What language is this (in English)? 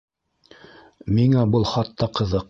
Bashkir